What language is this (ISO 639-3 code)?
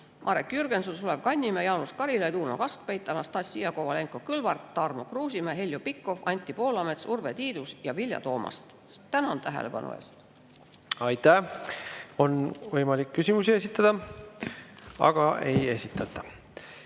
est